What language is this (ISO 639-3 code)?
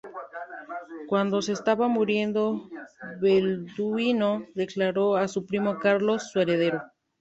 spa